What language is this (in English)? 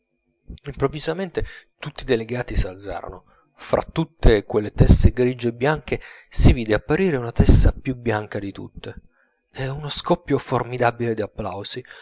Italian